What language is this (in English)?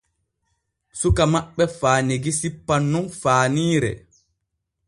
Borgu Fulfulde